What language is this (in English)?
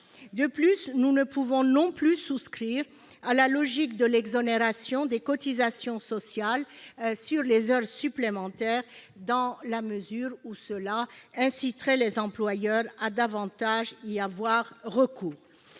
French